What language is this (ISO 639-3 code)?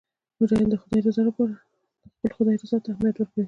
pus